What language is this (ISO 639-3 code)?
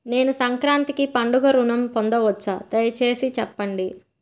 tel